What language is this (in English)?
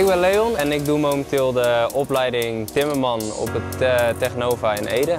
Dutch